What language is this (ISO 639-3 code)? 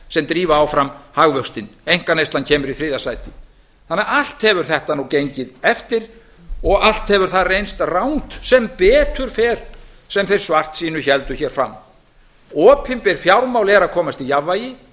isl